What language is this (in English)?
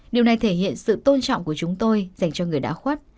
Vietnamese